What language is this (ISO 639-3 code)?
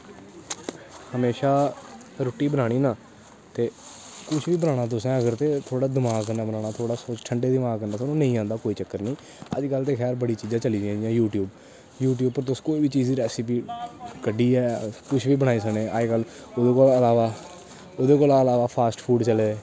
doi